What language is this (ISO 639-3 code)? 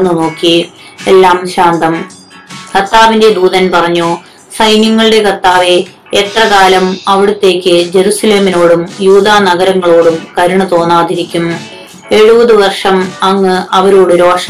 mal